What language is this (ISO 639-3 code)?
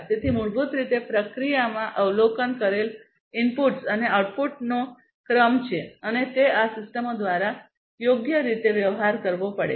guj